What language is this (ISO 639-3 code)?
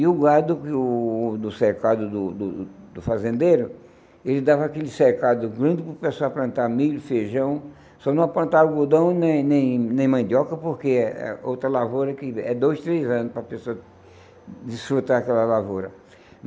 por